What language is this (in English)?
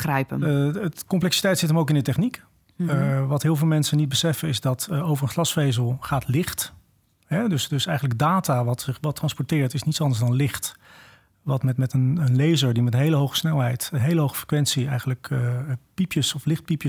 Dutch